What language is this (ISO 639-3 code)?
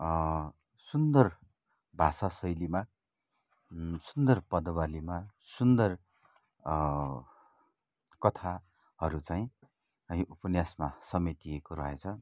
nep